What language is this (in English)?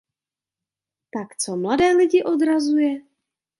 Czech